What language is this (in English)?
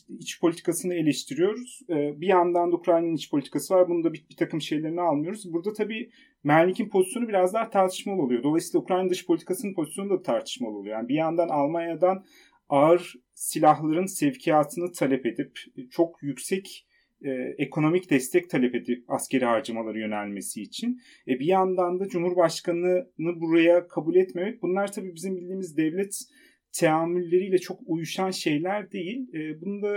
Turkish